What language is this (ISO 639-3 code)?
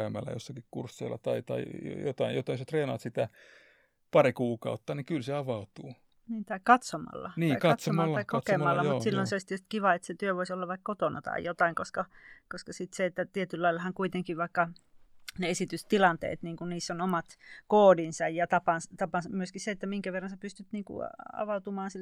fin